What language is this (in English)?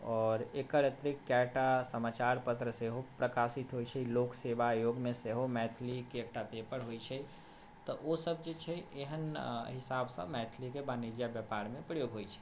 Maithili